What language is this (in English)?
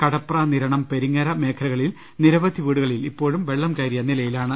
Malayalam